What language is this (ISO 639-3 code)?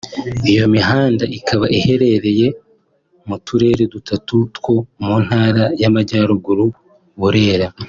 kin